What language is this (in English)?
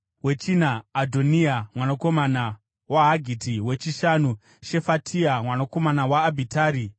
Shona